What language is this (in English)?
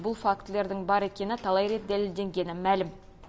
Kazakh